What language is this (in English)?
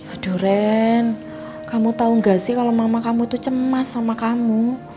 Indonesian